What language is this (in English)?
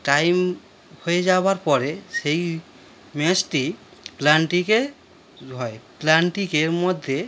Bangla